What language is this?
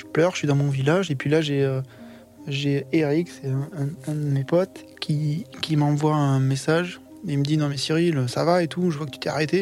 French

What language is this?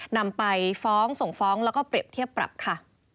Thai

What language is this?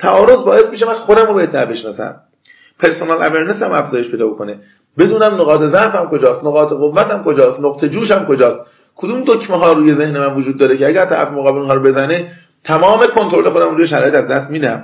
Persian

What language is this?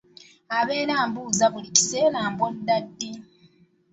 Ganda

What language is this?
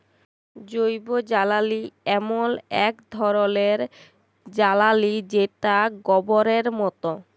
Bangla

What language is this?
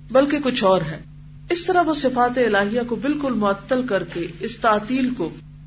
Urdu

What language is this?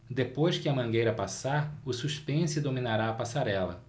Portuguese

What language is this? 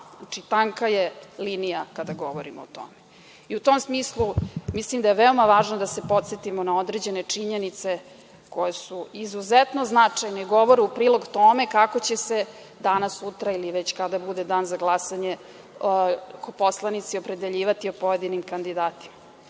Serbian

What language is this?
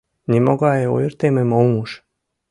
Mari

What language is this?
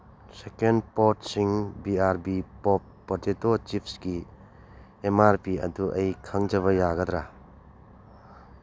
Manipuri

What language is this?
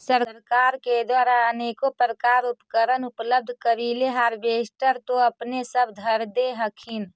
Magahi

